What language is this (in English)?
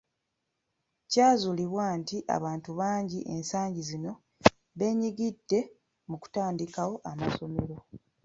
Ganda